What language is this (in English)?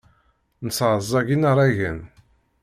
Kabyle